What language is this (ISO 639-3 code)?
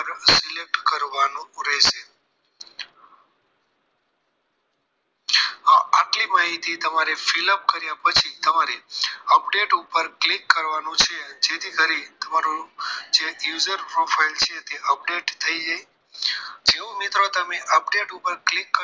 guj